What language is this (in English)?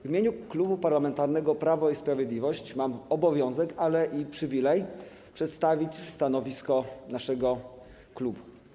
Polish